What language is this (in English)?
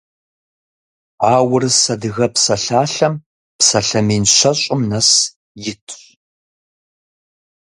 Kabardian